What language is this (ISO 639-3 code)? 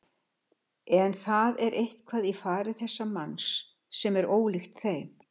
isl